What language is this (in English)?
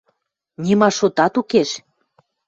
Western Mari